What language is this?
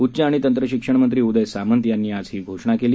Marathi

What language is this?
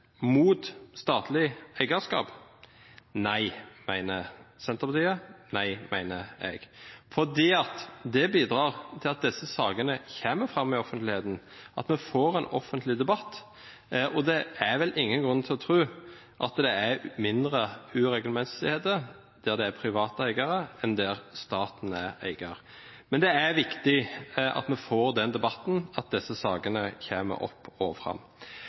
Norwegian Bokmål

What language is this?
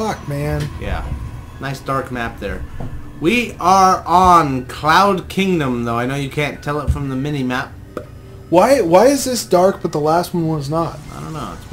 English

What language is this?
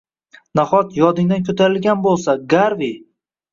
Uzbek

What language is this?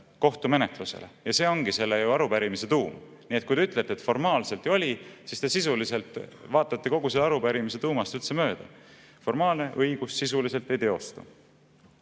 Estonian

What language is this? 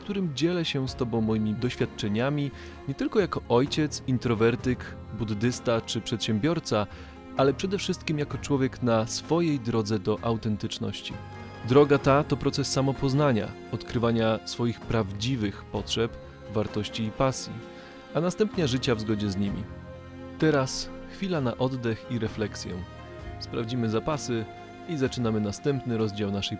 Polish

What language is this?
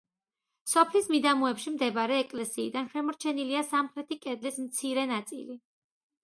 Georgian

